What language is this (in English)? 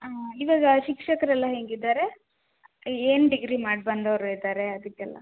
Kannada